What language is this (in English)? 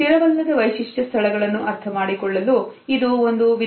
Kannada